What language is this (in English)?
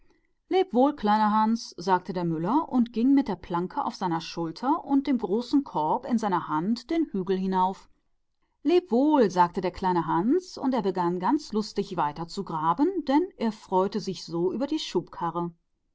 German